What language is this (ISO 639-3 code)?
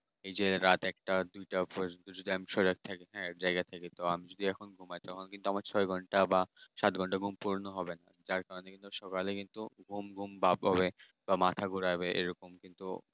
ben